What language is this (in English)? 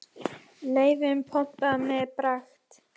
Icelandic